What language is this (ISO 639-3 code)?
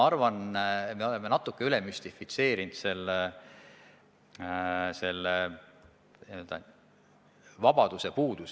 est